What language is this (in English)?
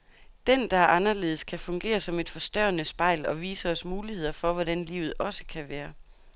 Danish